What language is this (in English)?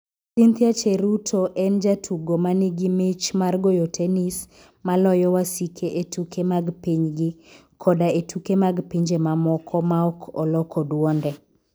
Luo (Kenya and Tanzania)